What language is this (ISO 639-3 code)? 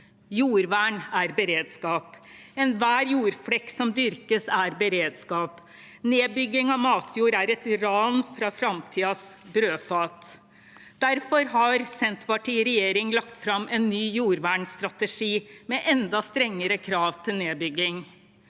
nor